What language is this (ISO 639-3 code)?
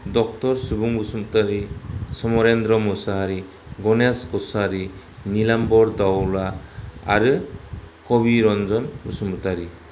brx